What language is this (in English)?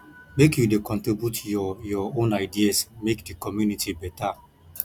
Nigerian Pidgin